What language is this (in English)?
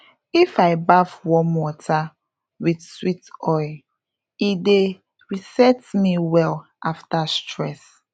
Nigerian Pidgin